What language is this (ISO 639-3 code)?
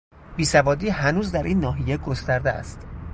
fas